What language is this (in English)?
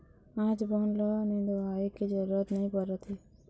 Chhattisgarhi